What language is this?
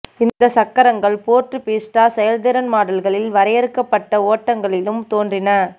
Tamil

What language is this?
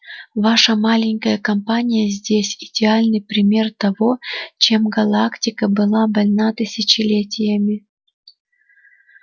Russian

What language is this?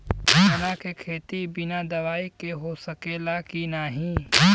Bhojpuri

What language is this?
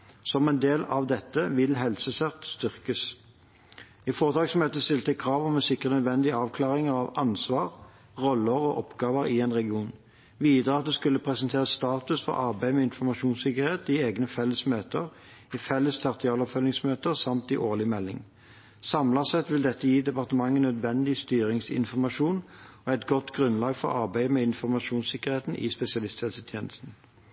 Norwegian Bokmål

